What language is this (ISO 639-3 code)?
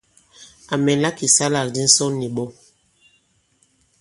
abb